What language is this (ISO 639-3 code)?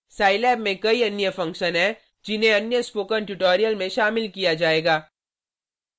hin